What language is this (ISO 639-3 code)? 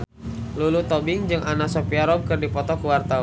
sun